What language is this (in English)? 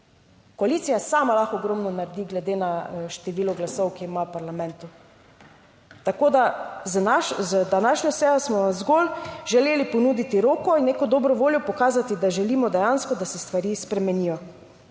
Slovenian